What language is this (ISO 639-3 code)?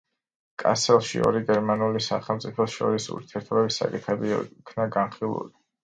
kat